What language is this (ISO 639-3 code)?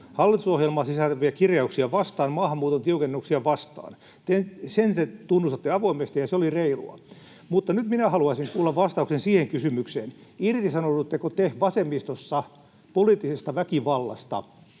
fin